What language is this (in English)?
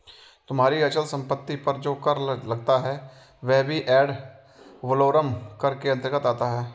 Hindi